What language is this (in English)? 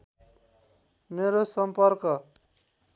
Nepali